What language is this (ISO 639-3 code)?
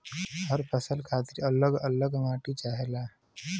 bho